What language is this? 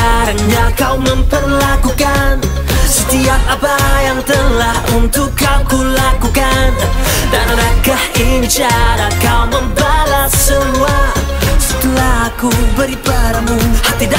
Indonesian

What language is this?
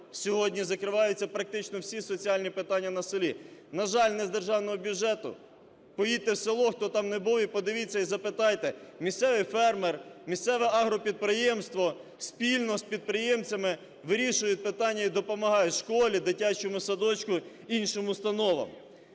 Ukrainian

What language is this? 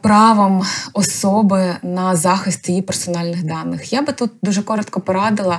Ukrainian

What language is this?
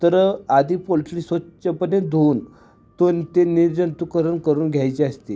Marathi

